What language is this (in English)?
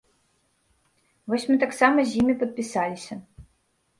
Belarusian